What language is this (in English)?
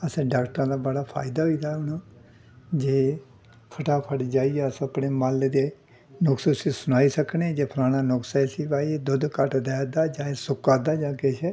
Dogri